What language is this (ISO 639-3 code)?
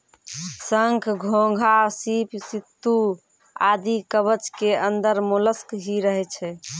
mai